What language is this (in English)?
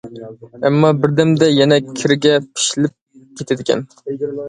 Uyghur